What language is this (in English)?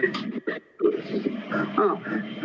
Estonian